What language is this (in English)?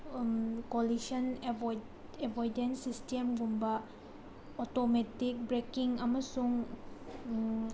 Manipuri